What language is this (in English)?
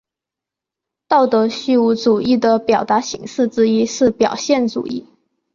Chinese